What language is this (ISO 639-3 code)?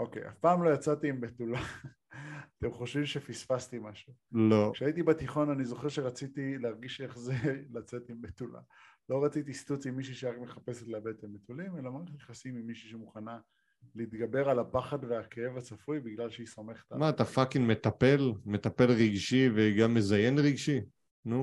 heb